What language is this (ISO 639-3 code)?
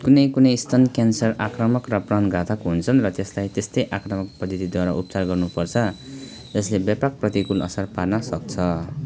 nep